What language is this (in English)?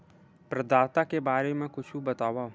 Chhattisgarhi